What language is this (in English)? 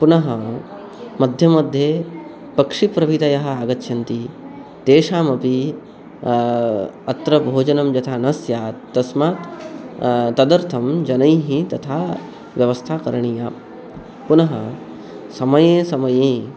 Sanskrit